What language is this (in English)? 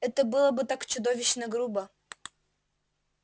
Russian